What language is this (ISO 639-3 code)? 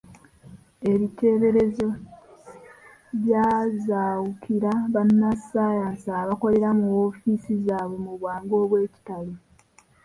lug